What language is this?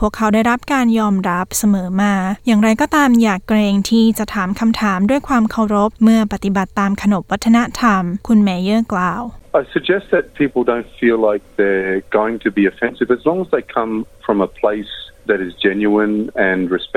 Thai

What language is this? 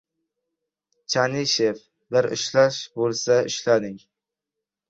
Uzbek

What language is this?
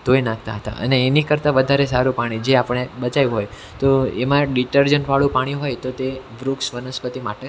Gujarati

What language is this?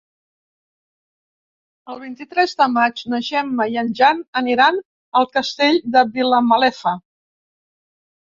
Catalan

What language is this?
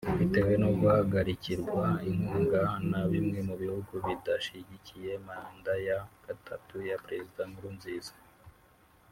Kinyarwanda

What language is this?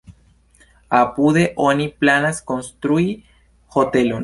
Esperanto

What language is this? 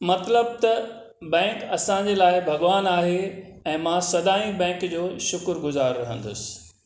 Sindhi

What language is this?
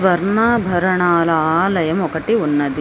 Telugu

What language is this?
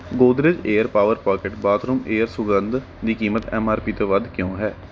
Punjabi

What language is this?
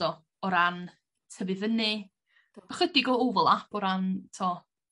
Welsh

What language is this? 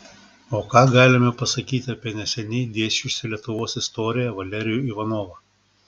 Lithuanian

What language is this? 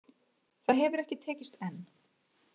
Icelandic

